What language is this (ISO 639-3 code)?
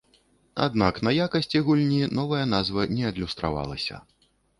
bel